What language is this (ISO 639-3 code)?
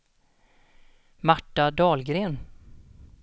swe